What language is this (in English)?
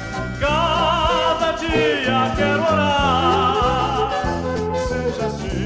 Latvian